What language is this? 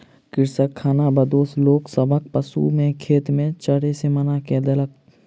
Maithili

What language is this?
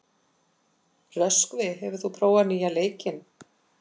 Icelandic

